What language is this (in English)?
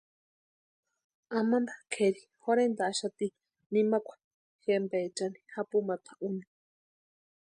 Western Highland Purepecha